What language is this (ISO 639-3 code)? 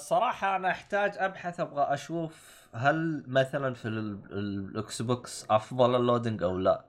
ara